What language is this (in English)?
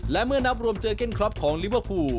Thai